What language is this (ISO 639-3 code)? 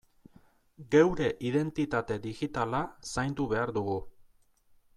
eus